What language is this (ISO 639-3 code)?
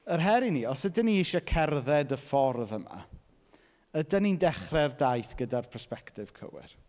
cym